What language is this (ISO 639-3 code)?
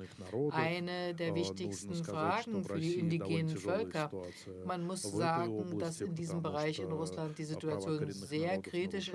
deu